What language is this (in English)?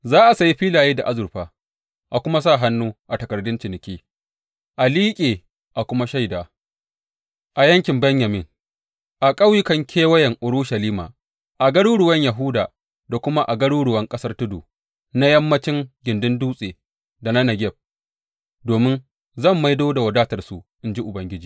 Hausa